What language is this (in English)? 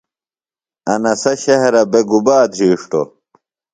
Phalura